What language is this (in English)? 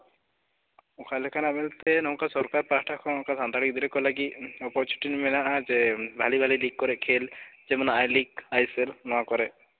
Santali